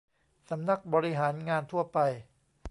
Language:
Thai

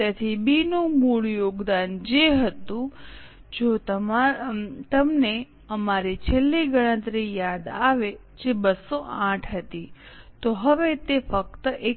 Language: Gujarati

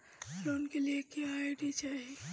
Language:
Bhojpuri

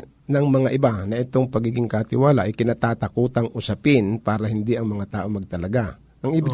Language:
Filipino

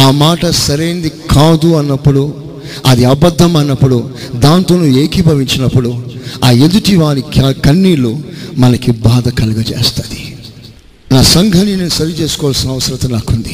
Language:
Telugu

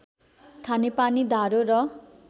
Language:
Nepali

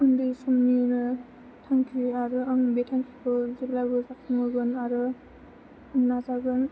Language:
Bodo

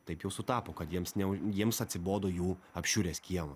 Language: Lithuanian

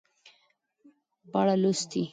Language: Pashto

